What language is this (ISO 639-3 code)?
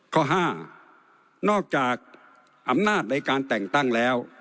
tha